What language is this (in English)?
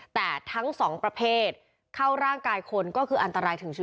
Thai